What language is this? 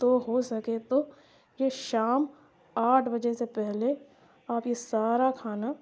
Urdu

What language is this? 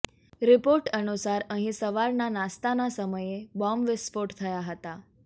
Gujarati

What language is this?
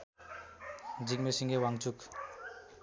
Nepali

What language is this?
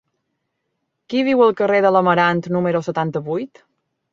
Catalan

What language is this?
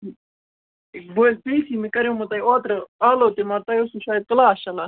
Kashmiri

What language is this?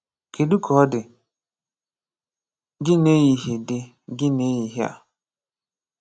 Igbo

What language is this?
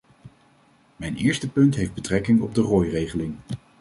Dutch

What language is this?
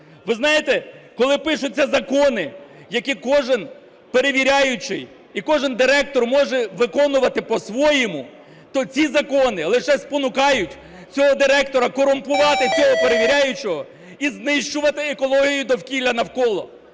Ukrainian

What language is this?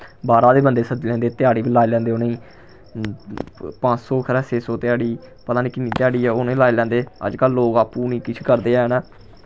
Dogri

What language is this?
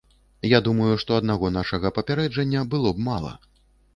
Belarusian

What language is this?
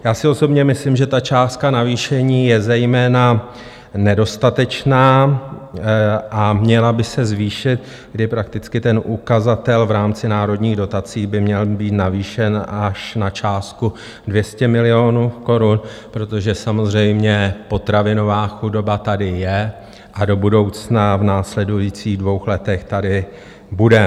Czech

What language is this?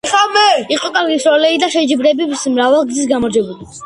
Georgian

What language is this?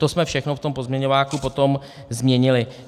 Czech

